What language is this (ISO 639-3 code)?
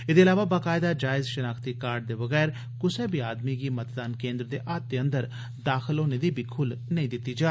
doi